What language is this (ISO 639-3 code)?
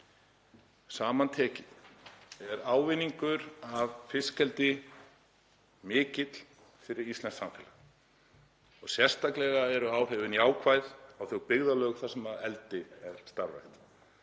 isl